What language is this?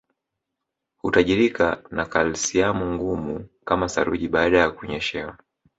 Swahili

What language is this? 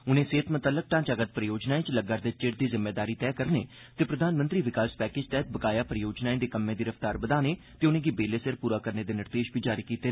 Dogri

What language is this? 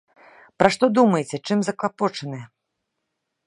Belarusian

